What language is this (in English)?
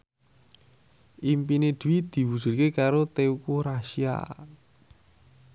Javanese